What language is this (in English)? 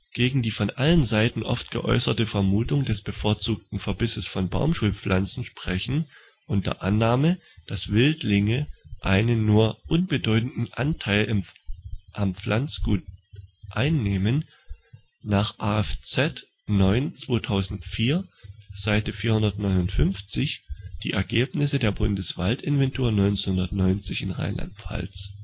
German